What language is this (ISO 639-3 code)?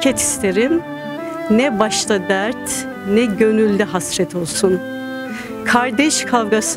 tur